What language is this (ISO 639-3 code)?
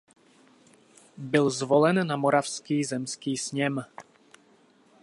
ces